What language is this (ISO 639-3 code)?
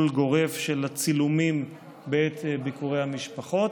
heb